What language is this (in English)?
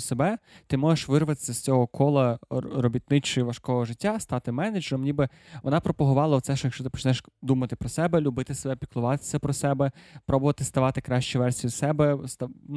Ukrainian